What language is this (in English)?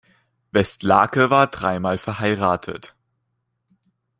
German